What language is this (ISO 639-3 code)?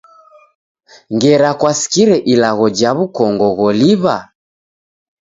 dav